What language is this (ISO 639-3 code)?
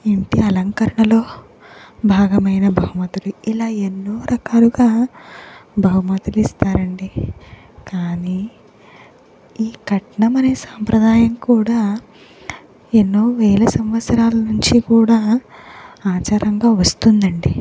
tel